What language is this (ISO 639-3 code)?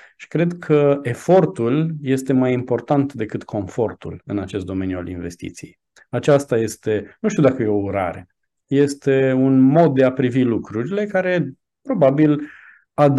ron